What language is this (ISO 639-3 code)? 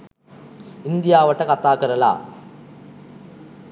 sin